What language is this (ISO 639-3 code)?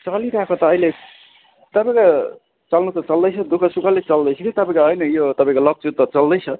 nep